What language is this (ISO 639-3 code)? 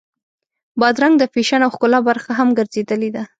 pus